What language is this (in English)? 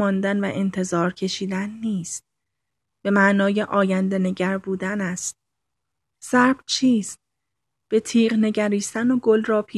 Persian